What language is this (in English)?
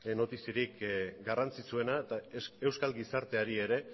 Basque